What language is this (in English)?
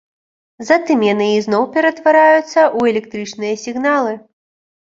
Belarusian